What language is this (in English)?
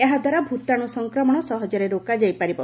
Odia